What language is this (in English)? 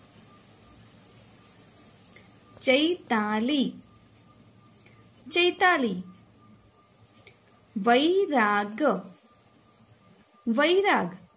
Gujarati